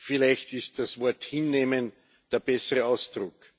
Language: German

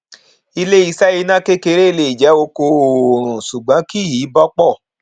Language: Yoruba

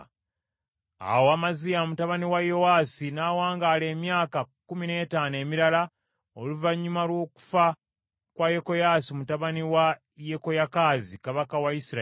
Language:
Ganda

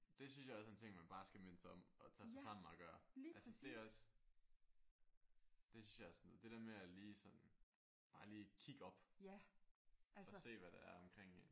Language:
Danish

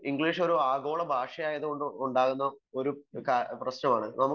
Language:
Malayalam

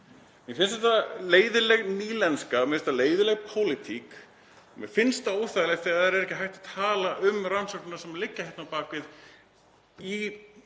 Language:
Icelandic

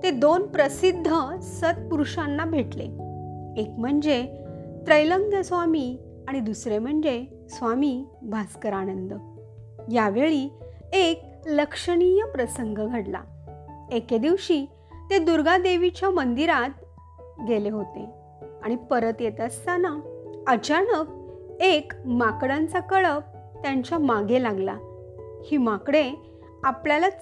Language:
Marathi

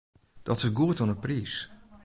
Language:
Western Frisian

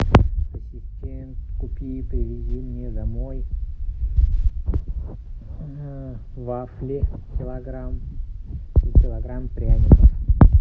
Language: Russian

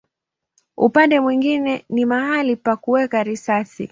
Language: Swahili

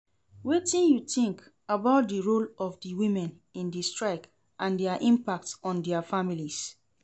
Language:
Nigerian Pidgin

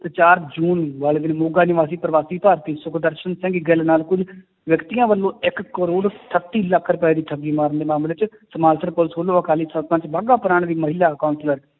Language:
Punjabi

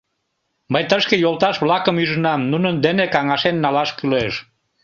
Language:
Mari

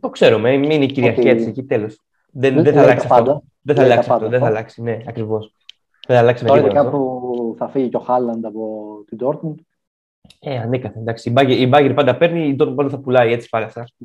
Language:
Greek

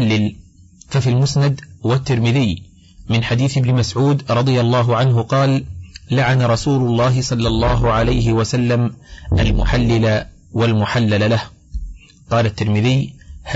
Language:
Arabic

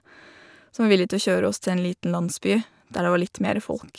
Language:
Norwegian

